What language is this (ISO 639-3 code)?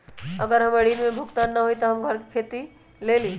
mag